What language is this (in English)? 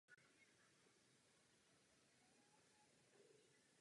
Czech